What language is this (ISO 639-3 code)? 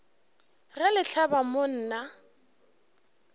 nso